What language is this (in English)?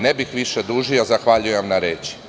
Serbian